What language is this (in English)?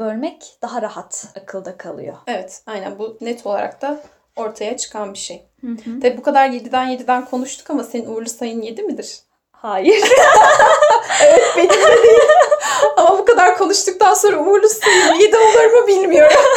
Turkish